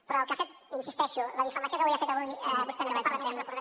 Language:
Catalan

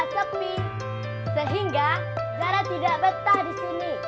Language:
Indonesian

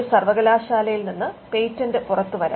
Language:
Malayalam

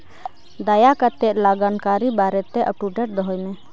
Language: Santali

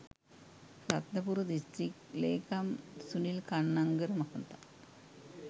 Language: Sinhala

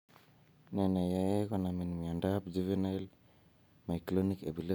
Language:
Kalenjin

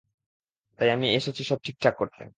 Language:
Bangla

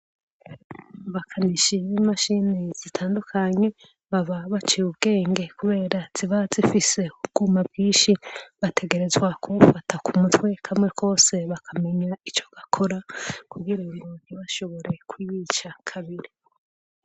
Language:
Rundi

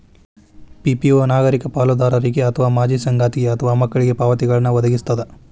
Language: Kannada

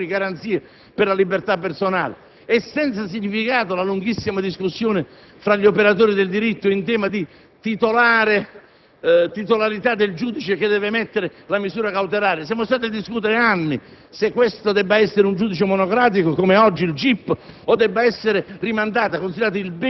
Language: Italian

